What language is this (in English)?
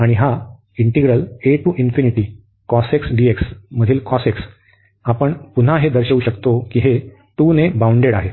Marathi